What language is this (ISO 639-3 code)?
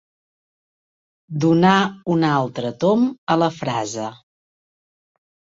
cat